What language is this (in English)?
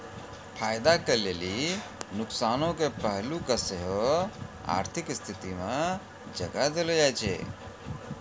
Maithili